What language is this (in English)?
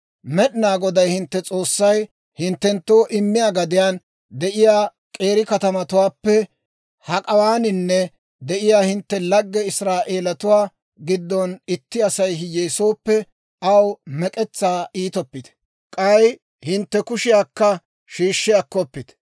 Dawro